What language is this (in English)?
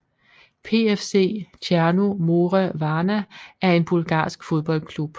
Danish